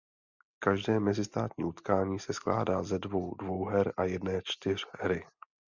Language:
Czech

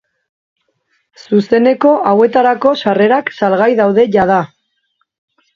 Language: Basque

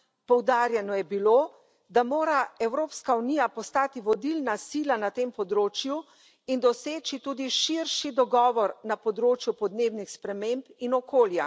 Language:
Slovenian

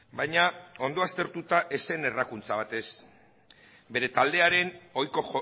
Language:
Basque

